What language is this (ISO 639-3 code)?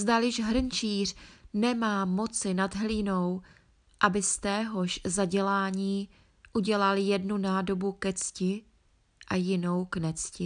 ces